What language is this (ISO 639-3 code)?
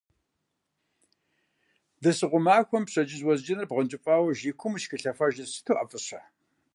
kbd